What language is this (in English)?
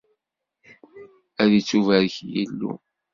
Kabyle